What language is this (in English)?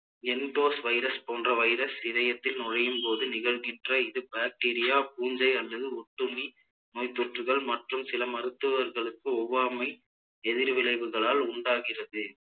Tamil